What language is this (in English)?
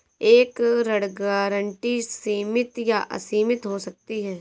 Hindi